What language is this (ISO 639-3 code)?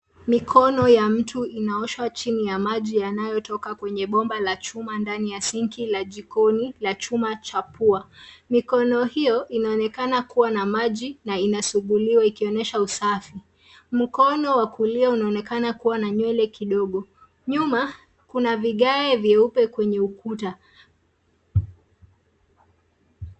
swa